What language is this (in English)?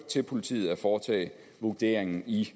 Danish